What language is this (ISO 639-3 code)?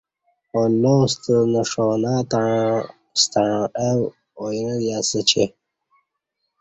bsh